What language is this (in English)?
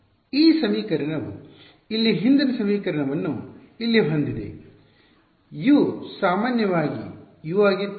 Kannada